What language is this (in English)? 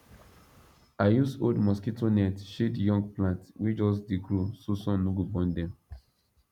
Nigerian Pidgin